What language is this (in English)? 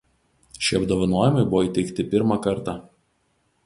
Lithuanian